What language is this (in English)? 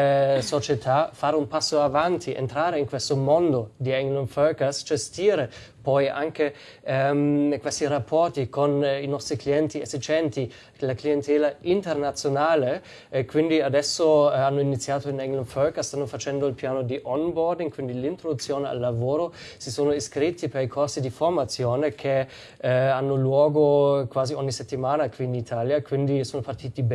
Italian